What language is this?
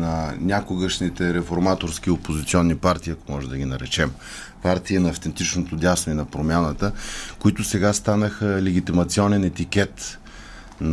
Bulgarian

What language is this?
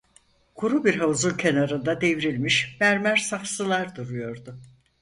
Turkish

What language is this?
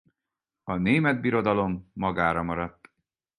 Hungarian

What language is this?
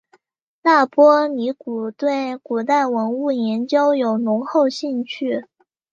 Chinese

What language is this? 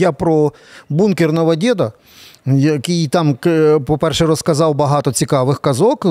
Ukrainian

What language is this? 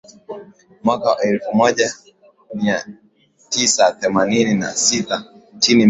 Swahili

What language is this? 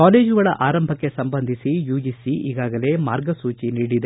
Kannada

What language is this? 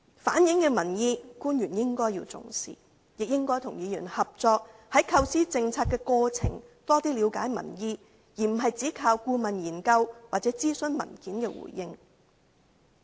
Cantonese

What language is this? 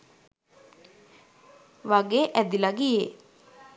Sinhala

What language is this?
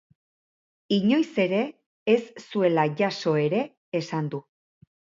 Basque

